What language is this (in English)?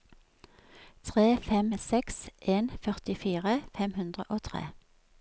Norwegian